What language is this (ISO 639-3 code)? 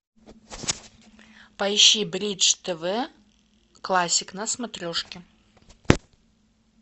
rus